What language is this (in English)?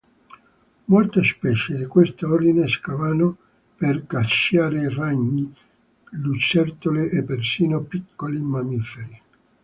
Italian